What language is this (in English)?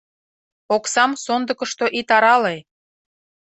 Mari